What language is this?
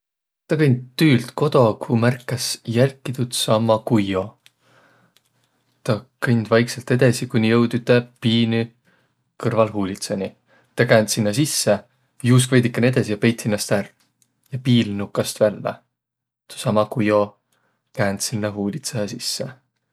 Võro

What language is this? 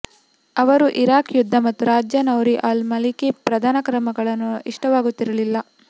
Kannada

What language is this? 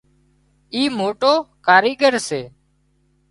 Wadiyara Koli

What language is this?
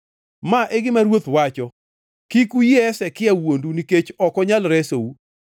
Luo (Kenya and Tanzania)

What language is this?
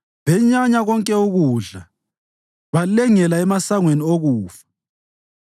North Ndebele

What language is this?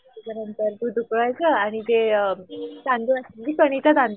Marathi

